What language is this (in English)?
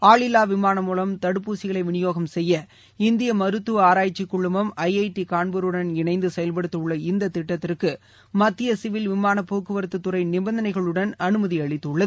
Tamil